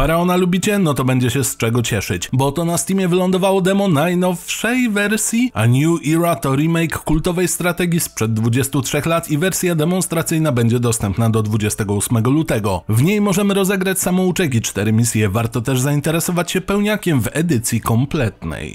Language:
Polish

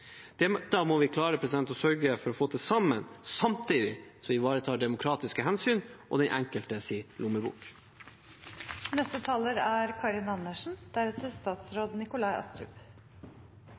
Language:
Norwegian Bokmål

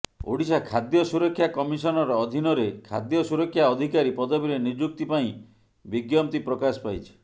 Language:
Odia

